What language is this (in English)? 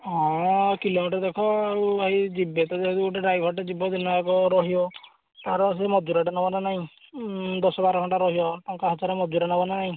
Odia